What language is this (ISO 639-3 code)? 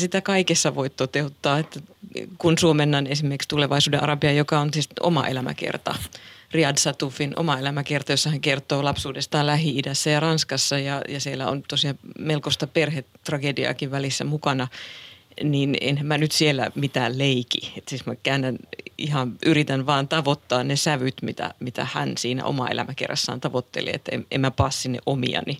fin